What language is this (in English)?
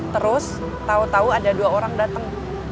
Indonesian